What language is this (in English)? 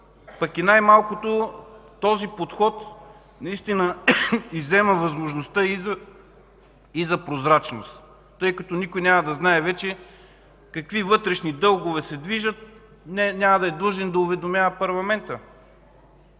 Bulgarian